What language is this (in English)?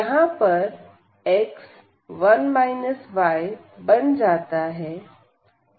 Hindi